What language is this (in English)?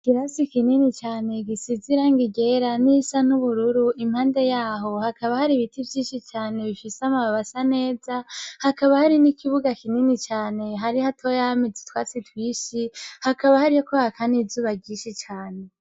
Rundi